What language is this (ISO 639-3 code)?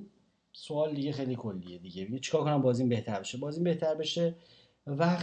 fas